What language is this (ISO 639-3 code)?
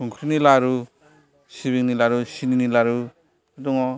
brx